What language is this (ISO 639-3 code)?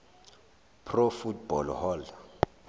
zul